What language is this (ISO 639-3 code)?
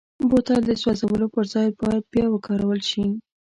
pus